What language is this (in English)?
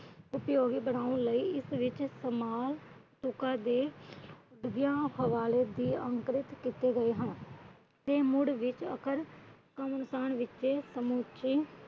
Punjabi